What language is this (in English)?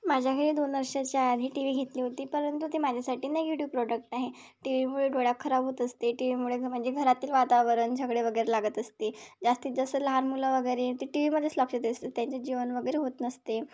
Marathi